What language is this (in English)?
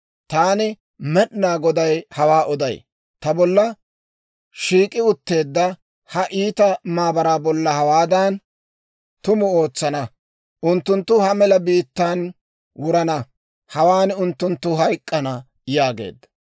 Dawro